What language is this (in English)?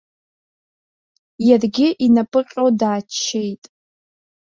Abkhazian